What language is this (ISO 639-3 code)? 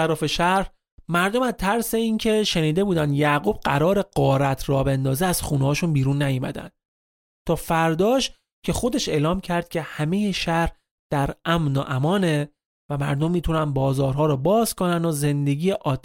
fas